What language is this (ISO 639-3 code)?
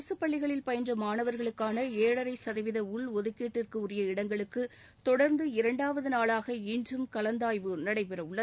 tam